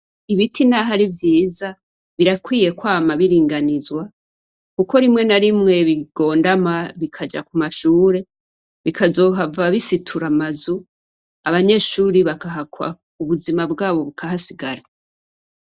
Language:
Rundi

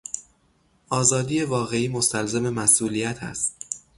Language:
Persian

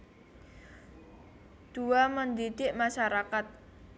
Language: Javanese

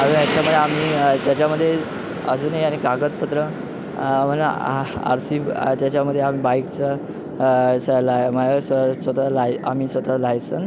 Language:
Marathi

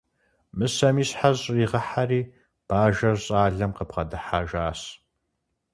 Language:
Kabardian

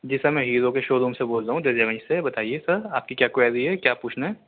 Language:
Urdu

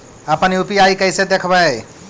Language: Magahi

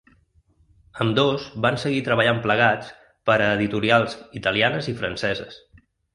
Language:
Catalan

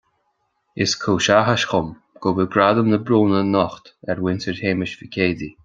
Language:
Irish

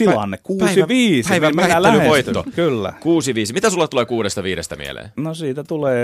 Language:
Finnish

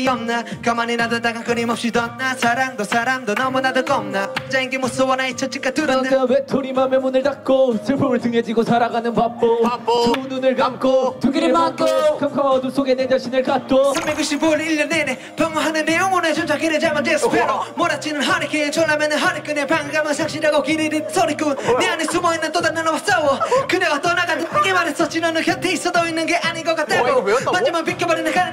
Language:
Korean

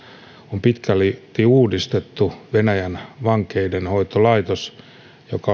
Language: Finnish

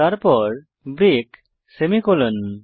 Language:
Bangla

